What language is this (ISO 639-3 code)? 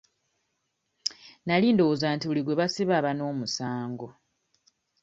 lug